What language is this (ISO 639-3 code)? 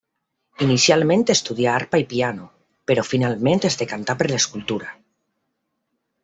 cat